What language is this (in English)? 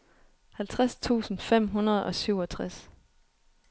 Danish